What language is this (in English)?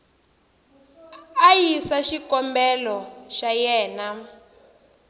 Tsonga